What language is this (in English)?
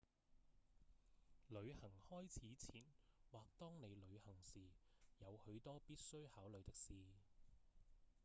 Cantonese